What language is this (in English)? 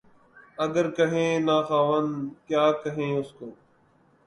Urdu